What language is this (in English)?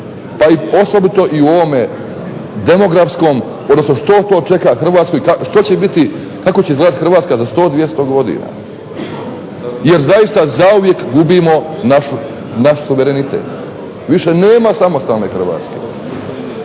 Croatian